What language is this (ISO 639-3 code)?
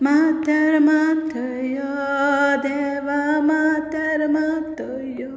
kok